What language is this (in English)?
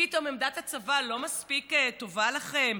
Hebrew